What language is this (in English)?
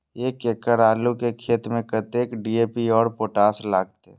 Maithili